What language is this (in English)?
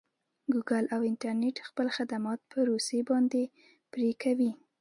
Pashto